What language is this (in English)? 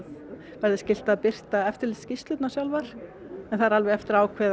Icelandic